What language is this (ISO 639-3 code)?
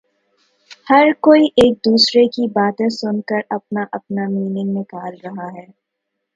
urd